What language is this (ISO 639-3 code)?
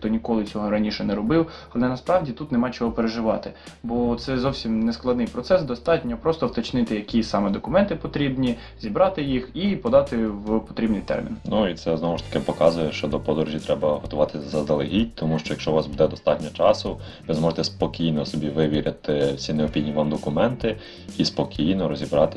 ukr